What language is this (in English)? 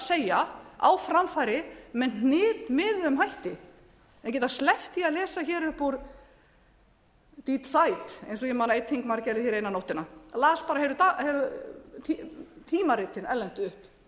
Icelandic